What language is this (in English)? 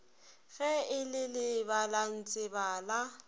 Northern Sotho